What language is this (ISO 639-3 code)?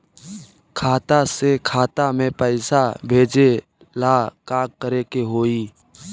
bho